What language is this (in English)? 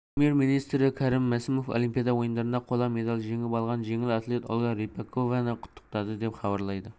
Kazakh